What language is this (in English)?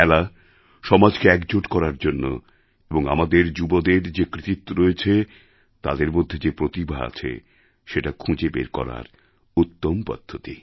Bangla